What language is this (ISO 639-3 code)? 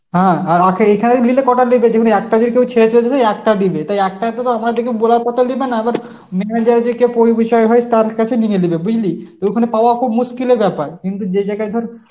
ben